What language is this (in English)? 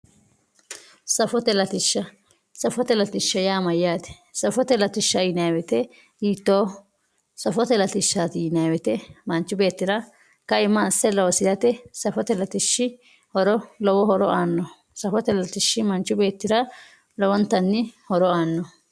Sidamo